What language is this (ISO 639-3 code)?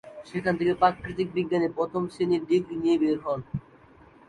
ben